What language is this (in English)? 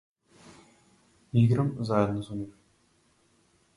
Macedonian